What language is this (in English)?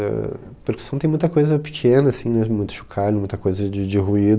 Portuguese